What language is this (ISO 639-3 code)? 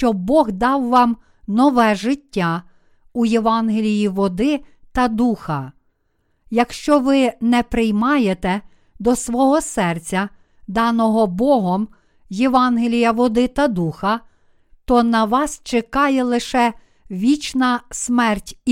ukr